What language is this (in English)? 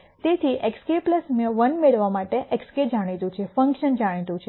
Gujarati